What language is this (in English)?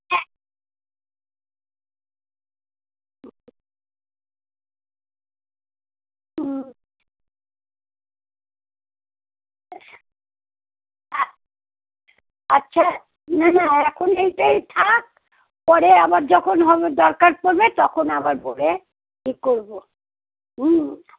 Bangla